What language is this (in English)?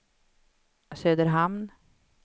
Swedish